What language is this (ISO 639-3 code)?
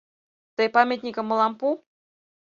chm